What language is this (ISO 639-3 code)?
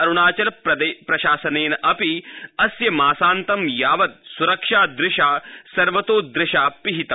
san